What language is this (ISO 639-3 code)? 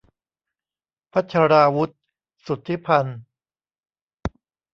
tha